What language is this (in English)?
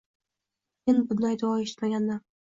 Uzbek